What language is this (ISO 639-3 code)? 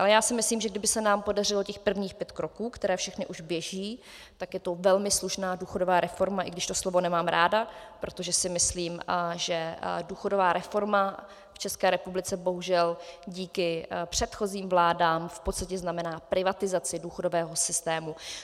ces